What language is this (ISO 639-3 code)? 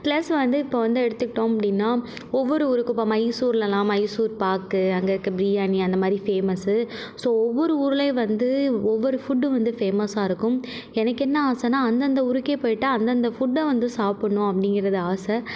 tam